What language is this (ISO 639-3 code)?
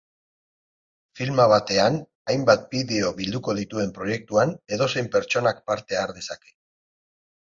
eus